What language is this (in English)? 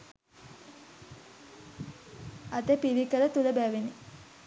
Sinhala